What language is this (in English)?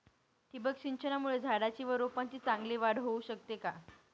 Marathi